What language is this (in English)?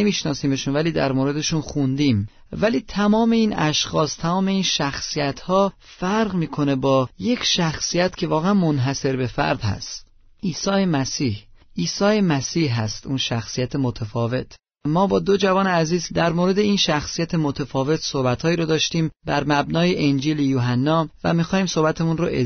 Persian